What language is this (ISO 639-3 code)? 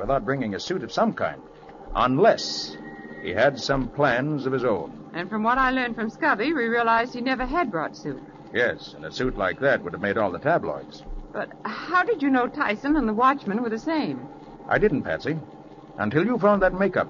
eng